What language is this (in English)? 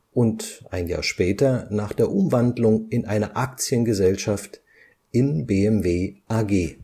German